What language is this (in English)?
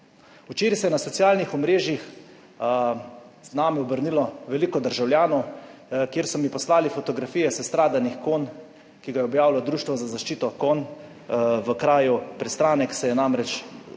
Slovenian